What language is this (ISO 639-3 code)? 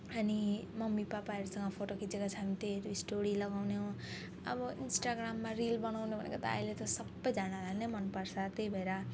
nep